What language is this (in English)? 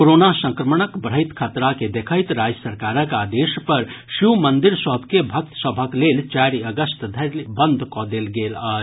Maithili